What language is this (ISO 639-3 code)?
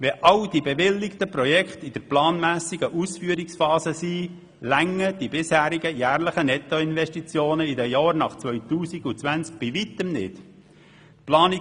gsw